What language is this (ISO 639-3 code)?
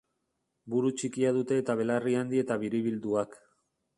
eus